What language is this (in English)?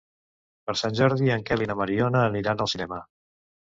Catalan